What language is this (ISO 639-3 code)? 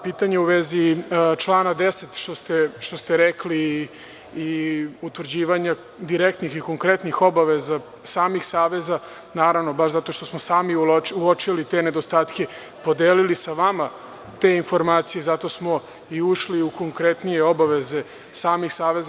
srp